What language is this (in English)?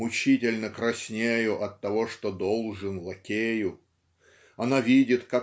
Russian